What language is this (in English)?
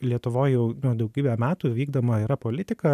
Lithuanian